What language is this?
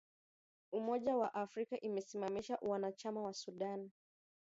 Swahili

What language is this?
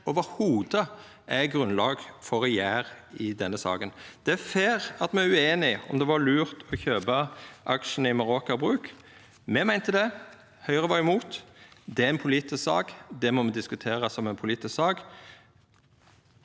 Norwegian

